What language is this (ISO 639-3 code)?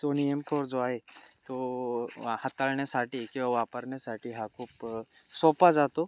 mar